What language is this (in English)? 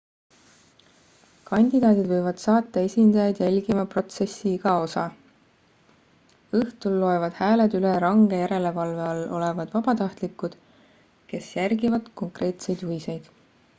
Estonian